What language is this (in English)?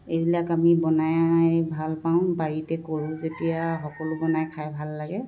Assamese